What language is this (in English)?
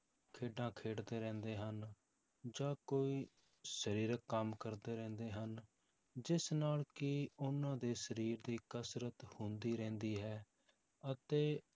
Punjabi